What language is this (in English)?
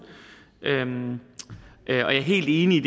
Danish